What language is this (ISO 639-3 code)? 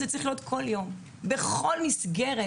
heb